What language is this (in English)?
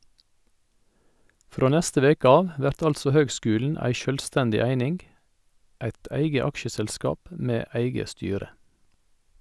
Norwegian